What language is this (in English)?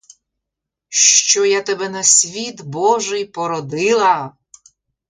Ukrainian